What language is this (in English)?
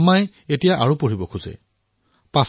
Assamese